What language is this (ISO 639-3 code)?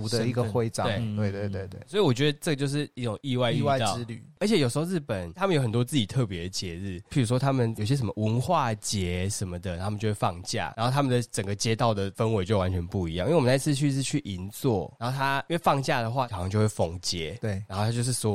zho